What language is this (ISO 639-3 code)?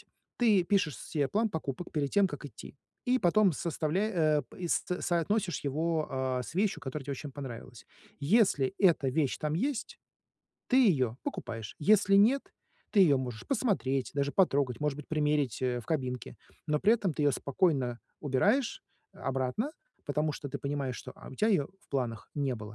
rus